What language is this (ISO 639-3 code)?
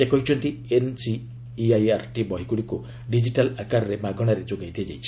ori